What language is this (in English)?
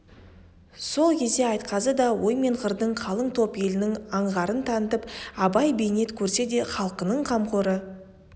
Kazakh